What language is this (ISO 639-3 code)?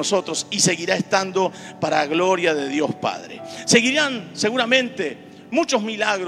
spa